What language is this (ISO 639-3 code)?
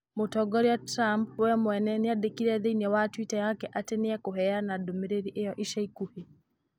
kik